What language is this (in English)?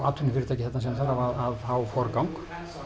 Icelandic